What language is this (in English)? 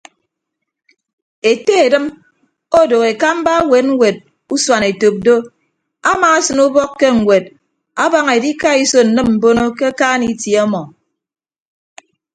Ibibio